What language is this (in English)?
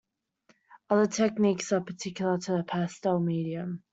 English